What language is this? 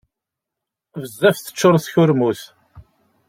Kabyle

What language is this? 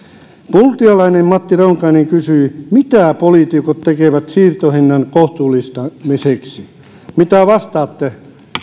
Finnish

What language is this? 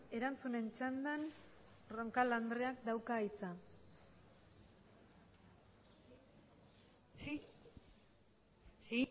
Basque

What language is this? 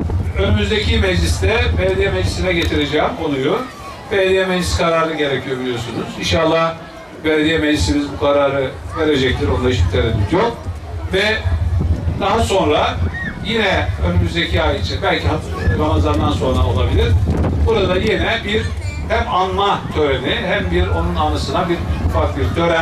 Turkish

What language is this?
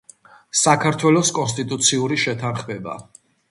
Georgian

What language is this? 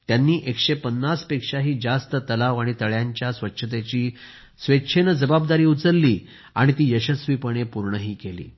Marathi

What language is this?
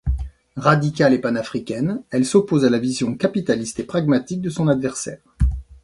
French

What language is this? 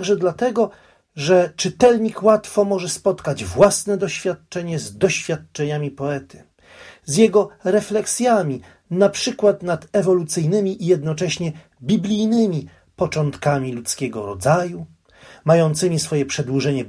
Polish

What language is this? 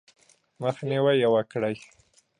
Pashto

